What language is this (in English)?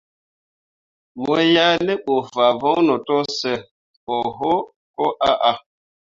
Mundang